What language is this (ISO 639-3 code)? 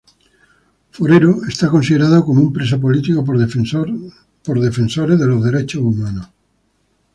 spa